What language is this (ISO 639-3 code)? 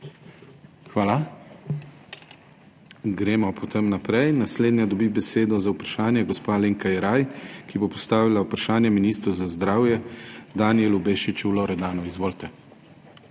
slv